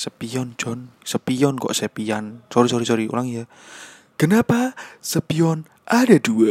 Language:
Indonesian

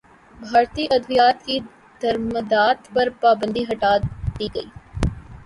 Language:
Urdu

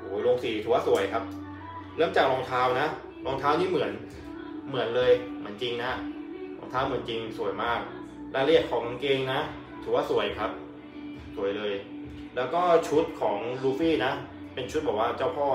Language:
Thai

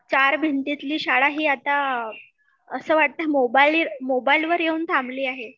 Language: Marathi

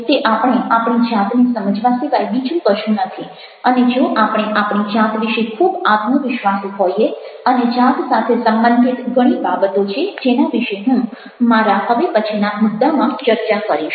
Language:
Gujarati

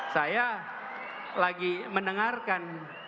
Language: Indonesian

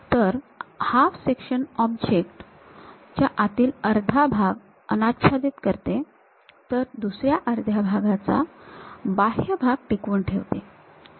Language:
Marathi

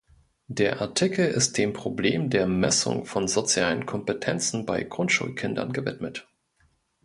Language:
German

